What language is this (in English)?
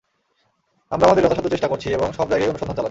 Bangla